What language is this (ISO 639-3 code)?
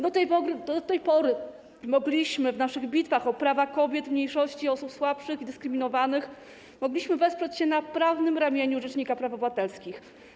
pol